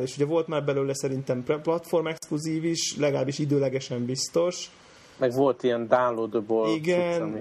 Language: Hungarian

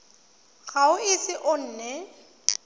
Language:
Tswana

